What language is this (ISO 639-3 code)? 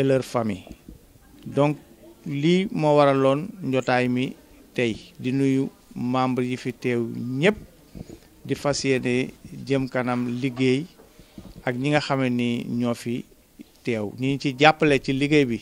fra